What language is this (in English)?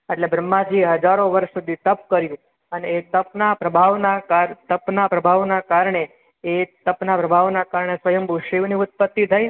Gujarati